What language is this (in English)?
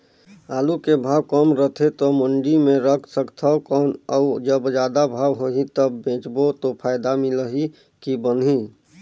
Chhattisgarhi